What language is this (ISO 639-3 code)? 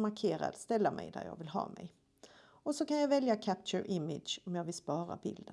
swe